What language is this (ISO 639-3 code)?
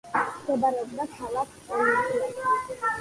kat